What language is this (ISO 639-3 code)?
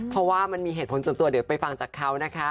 tha